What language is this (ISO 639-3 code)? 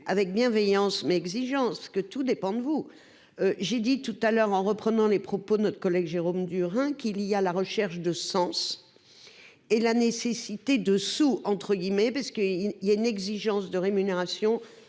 fra